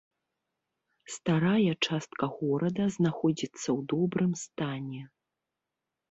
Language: Belarusian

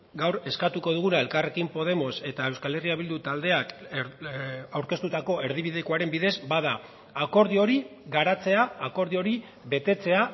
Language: Basque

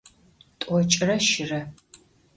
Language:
Adyghe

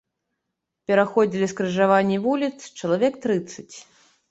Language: Belarusian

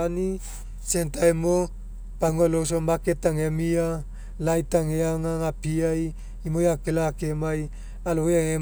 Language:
Mekeo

